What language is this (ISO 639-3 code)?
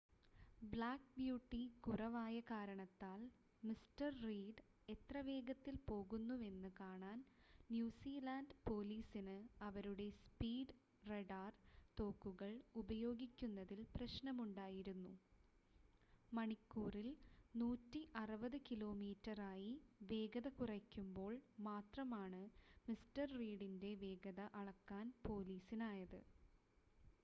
mal